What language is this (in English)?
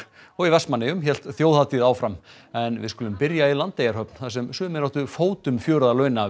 Icelandic